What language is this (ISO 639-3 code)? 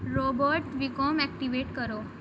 urd